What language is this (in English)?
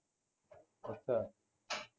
Punjabi